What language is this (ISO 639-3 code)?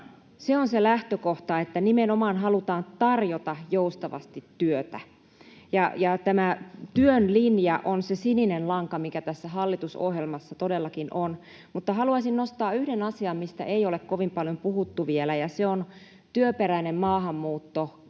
fin